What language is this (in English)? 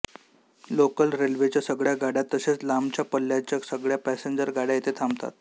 Marathi